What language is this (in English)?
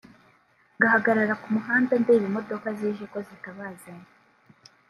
Kinyarwanda